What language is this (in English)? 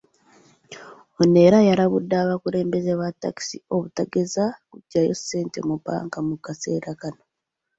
Ganda